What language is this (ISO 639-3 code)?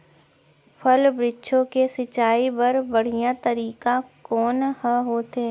hne